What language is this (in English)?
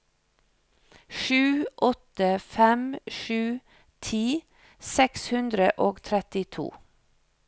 Norwegian